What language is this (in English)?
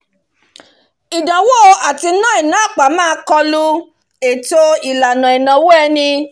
Yoruba